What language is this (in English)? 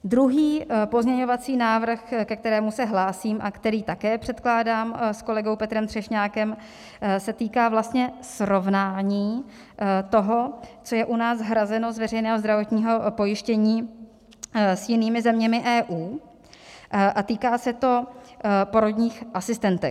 Czech